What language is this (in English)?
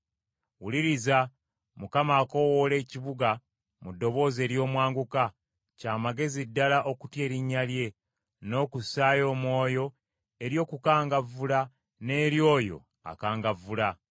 Ganda